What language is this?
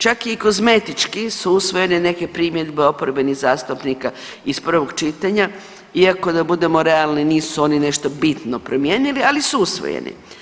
Croatian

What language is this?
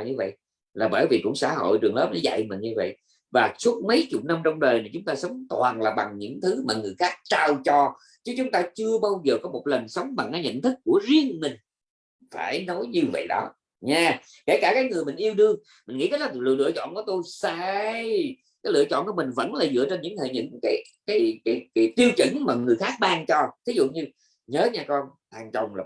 Vietnamese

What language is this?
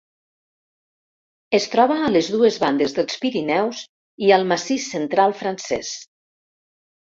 Catalan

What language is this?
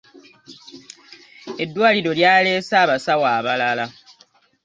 Ganda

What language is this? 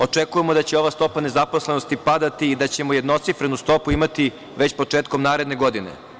Serbian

